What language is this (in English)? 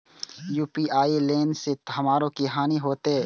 Maithili